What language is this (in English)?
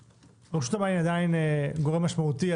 Hebrew